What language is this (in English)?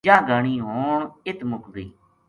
Gujari